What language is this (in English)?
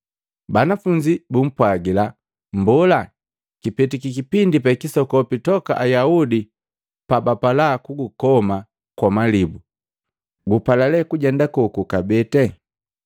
Matengo